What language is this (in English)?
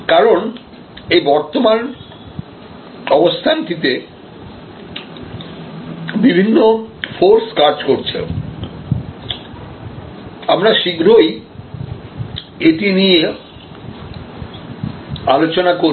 Bangla